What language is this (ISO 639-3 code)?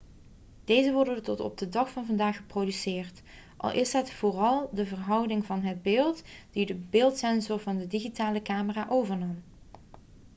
nld